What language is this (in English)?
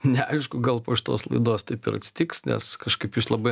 Lithuanian